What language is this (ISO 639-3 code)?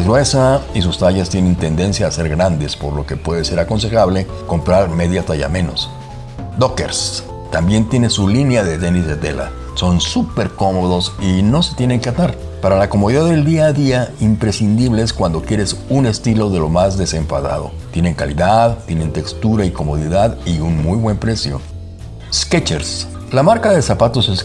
spa